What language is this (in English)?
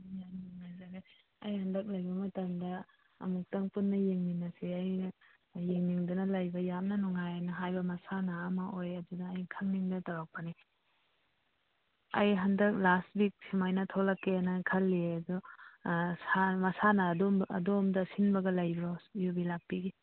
Manipuri